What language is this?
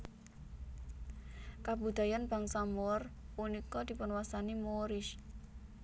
Javanese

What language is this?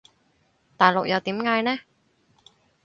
Cantonese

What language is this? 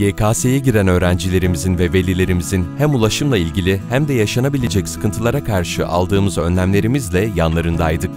Turkish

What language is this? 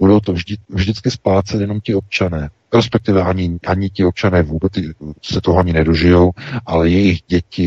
Czech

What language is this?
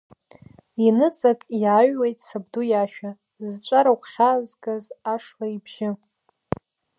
Abkhazian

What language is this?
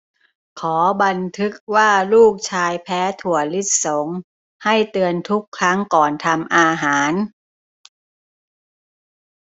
Thai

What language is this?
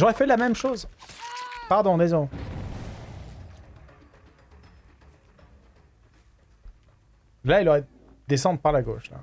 French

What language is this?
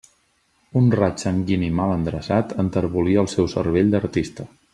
Catalan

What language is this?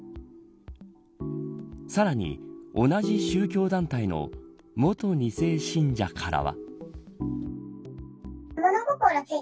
Japanese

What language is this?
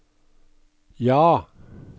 Norwegian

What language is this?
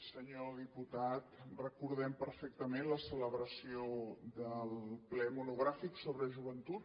Catalan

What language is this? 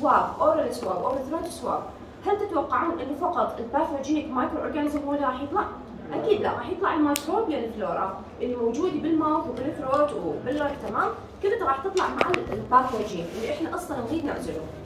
Arabic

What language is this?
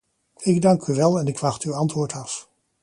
Dutch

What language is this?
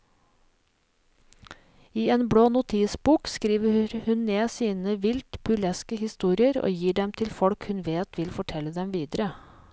Norwegian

